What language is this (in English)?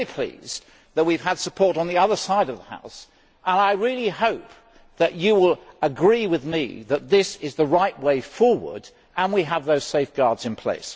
English